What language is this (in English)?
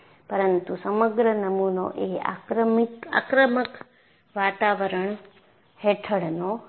Gujarati